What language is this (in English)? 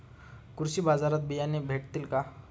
Marathi